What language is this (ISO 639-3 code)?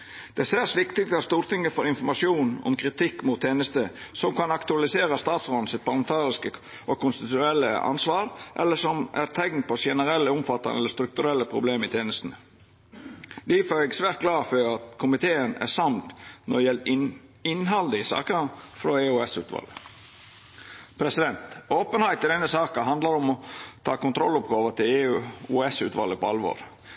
nno